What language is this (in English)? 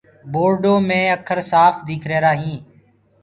Gurgula